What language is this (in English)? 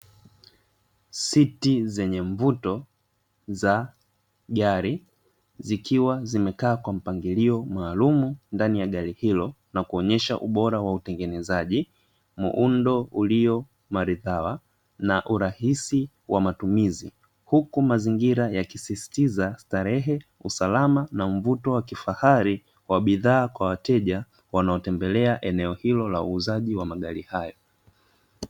Swahili